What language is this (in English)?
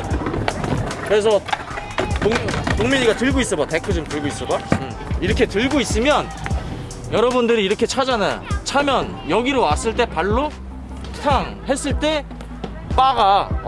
Korean